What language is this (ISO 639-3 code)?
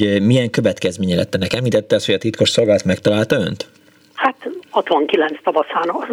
hun